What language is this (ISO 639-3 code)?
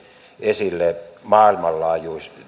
fin